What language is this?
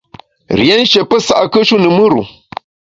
Bamun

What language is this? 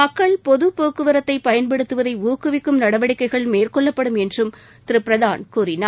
Tamil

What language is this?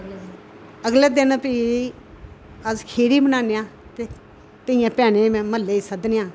Dogri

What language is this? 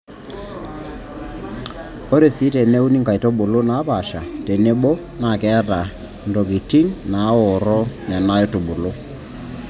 Masai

